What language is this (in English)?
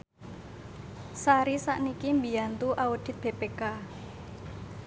Javanese